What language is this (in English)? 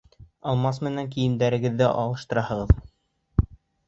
Bashkir